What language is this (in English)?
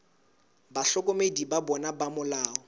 Southern Sotho